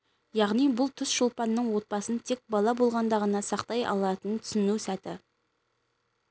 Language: Kazakh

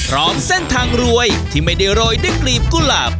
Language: Thai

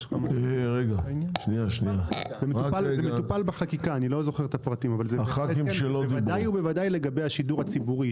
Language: Hebrew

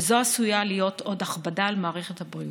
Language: Hebrew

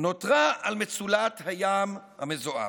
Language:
Hebrew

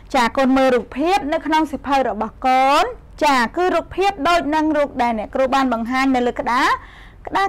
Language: Vietnamese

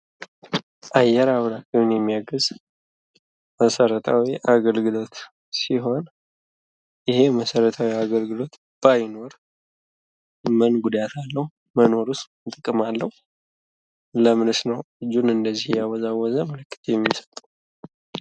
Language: Amharic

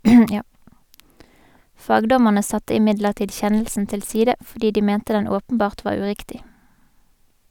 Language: Norwegian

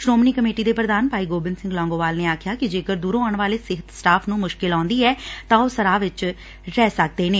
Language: Punjabi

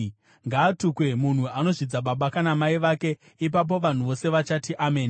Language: Shona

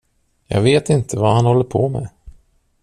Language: Swedish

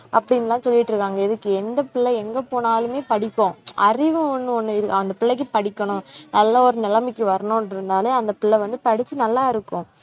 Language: Tamil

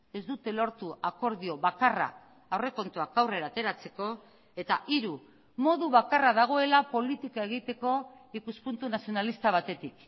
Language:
Basque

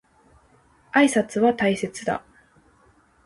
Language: Japanese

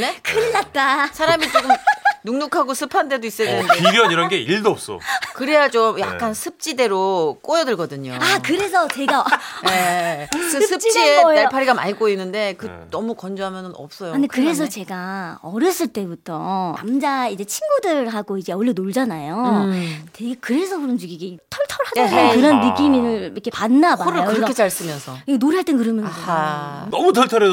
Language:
Korean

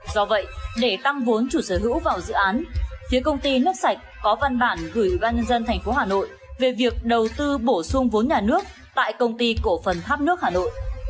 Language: Vietnamese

